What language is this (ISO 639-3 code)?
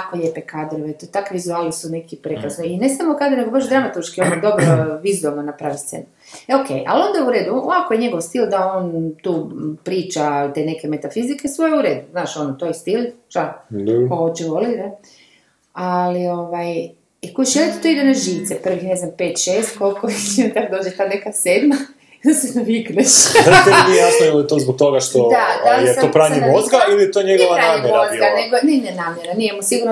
hrv